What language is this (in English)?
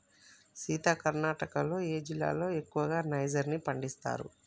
Telugu